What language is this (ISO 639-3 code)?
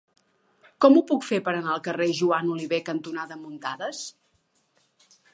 cat